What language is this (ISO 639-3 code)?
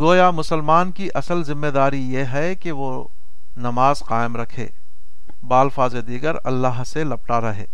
urd